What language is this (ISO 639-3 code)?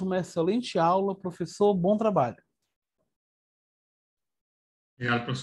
por